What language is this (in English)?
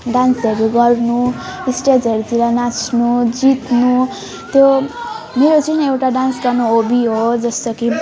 Nepali